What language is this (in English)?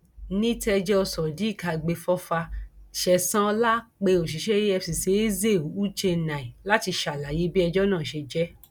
Yoruba